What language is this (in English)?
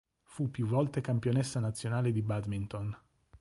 Italian